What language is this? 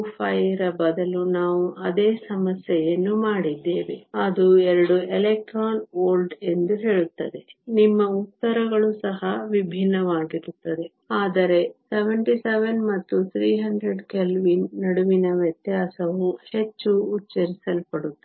Kannada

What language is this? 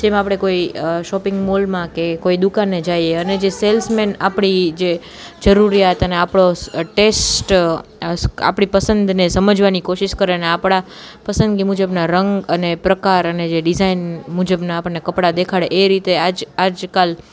Gujarati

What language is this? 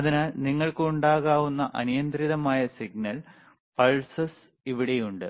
Malayalam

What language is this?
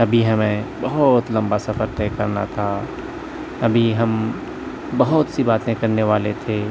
Urdu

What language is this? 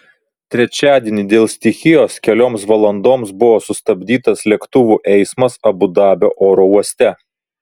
Lithuanian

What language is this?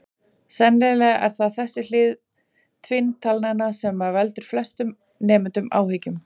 Icelandic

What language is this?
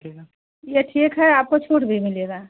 Hindi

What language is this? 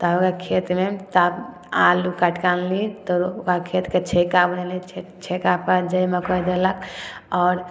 Maithili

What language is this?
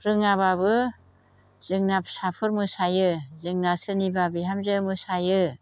Bodo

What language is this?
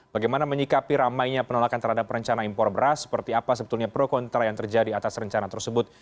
Indonesian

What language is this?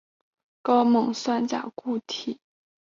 Chinese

